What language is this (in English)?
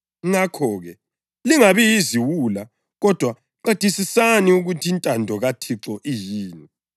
North Ndebele